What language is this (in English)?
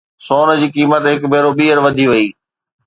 Sindhi